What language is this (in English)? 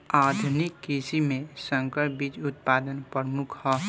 Bhojpuri